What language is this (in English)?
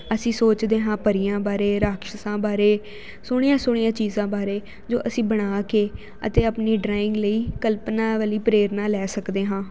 Punjabi